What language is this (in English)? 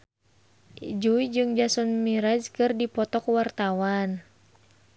Sundanese